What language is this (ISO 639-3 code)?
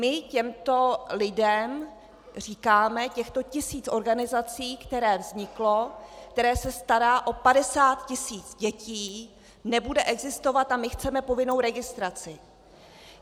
ces